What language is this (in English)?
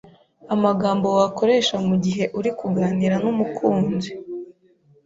Kinyarwanda